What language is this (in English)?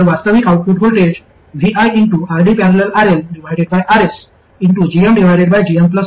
Marathi